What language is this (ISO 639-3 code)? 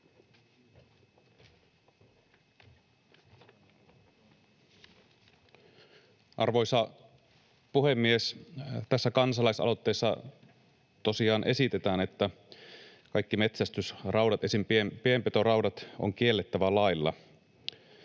fin